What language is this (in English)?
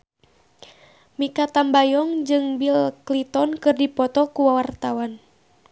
Sundanese